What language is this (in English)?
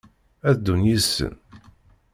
Kabyle